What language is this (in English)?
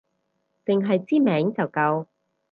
Cantonese